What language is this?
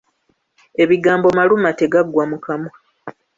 Ganda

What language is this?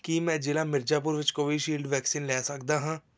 Punjabi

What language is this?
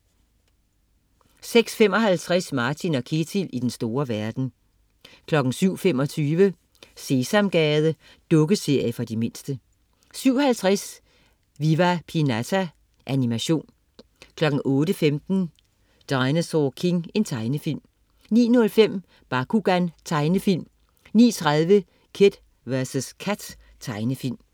Danish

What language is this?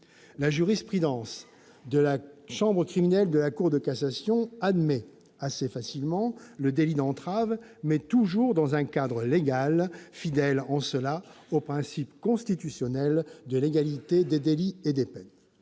French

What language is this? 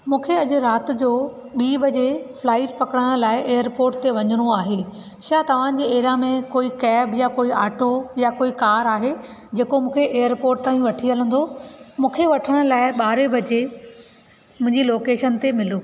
Sindhi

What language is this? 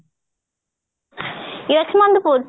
Odia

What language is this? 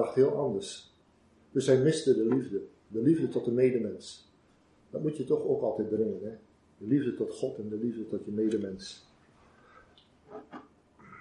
Dutch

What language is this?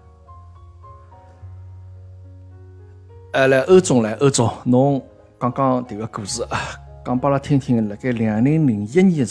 Chinese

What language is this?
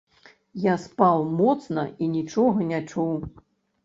Belarusian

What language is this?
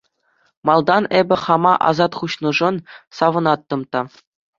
Chuvash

